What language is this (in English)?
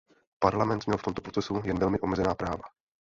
Czech